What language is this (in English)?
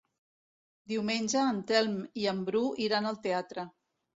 Catalan